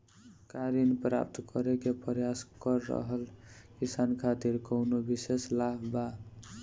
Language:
Bhojpuri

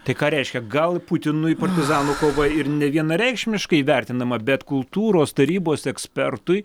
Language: Lithuanian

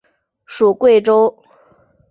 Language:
Chinese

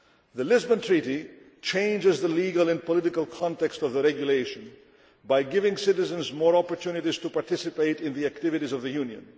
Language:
English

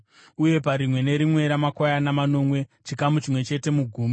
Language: Shona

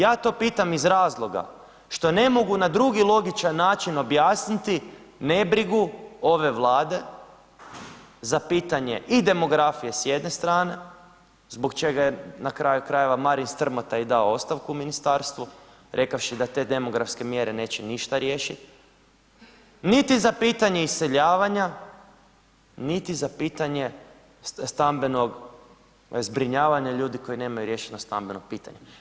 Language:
Croatian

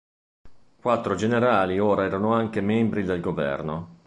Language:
Italian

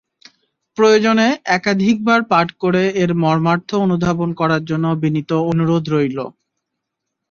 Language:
Bangla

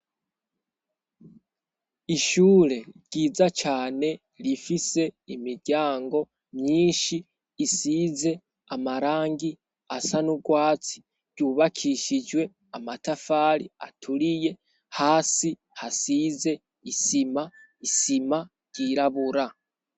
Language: Rundi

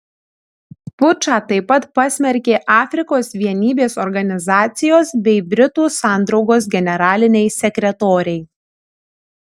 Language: Lithuanian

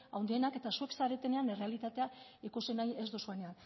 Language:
Basque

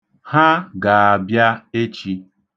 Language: Igbo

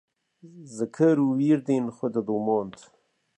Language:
Kurdish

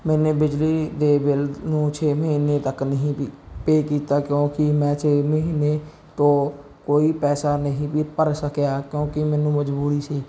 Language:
Punjabi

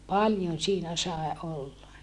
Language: Finnish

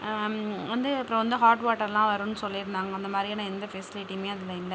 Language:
Tamil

